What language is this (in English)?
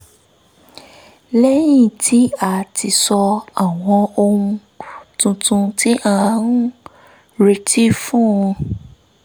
Yoruba